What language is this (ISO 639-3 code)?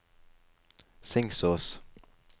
nor